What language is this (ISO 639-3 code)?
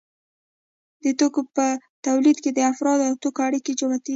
pus